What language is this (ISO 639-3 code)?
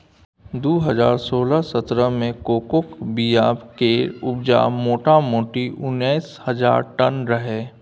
mai